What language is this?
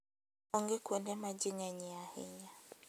Luo (Kenya and Tanzania)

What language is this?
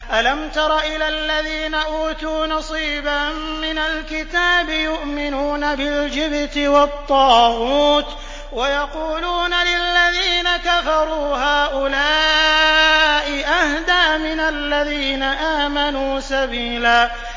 Arabic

